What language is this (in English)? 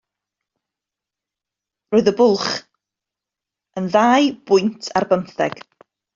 Welsh